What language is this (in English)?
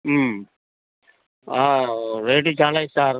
Telugu